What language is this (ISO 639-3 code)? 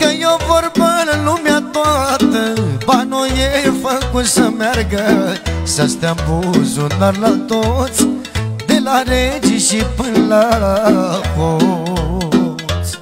ron